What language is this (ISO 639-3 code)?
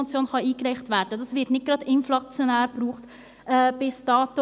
gsw